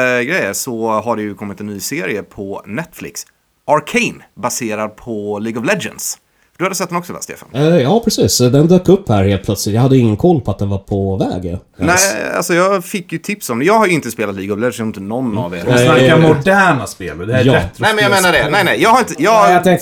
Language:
Swedish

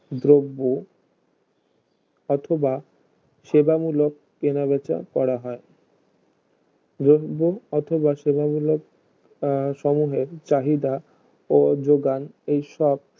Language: Bangla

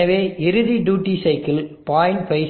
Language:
Tamil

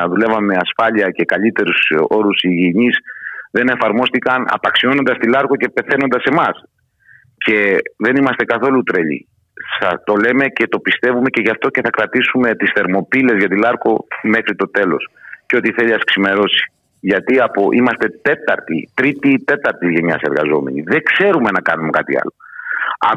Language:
Greek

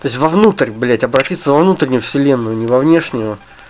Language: Russian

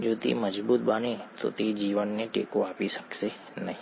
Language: Gujarati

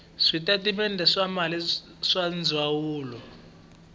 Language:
Tsonga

